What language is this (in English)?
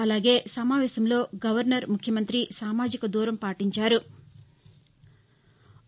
Telugu